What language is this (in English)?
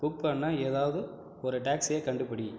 Tamil